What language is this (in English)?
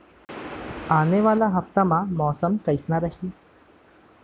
Chhattisgarhi